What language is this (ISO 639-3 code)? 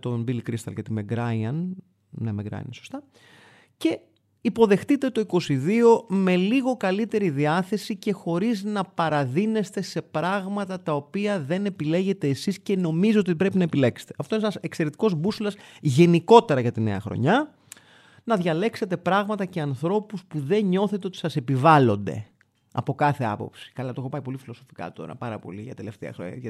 ell